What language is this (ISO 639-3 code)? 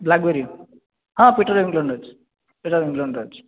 ori